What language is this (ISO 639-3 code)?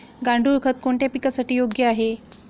mar